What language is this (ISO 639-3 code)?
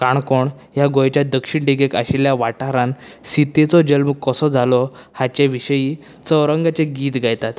kok